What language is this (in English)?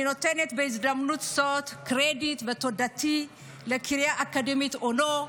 Hebrew